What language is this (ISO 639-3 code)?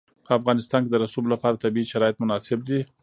pus